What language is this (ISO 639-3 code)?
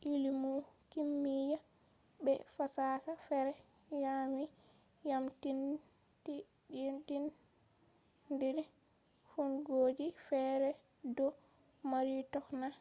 ful